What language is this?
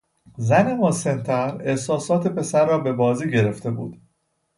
Persian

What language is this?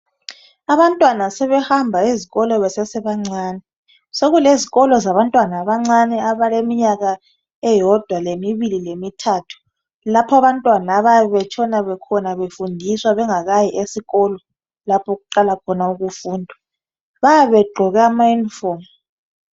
North Ndebele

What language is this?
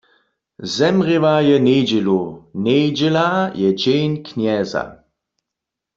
Upper Sorbian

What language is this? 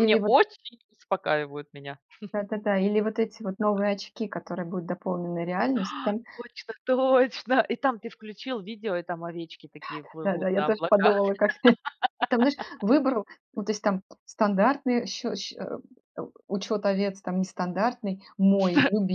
Russian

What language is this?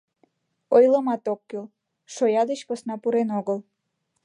Mari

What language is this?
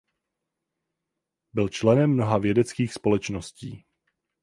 Czech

